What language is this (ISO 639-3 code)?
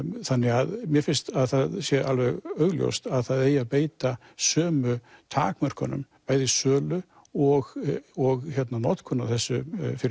isl